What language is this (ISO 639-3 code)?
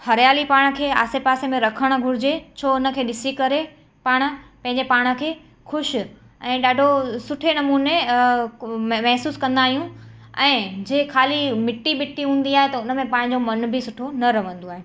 snd